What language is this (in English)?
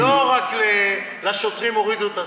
Hebrew